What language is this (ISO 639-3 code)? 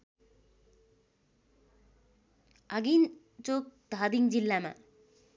nep